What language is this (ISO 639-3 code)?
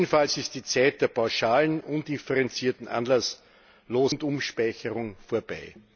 deu